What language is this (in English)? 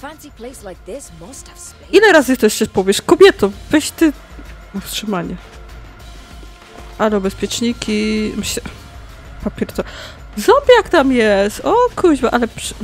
Polish